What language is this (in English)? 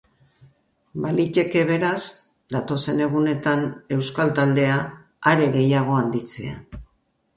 Basque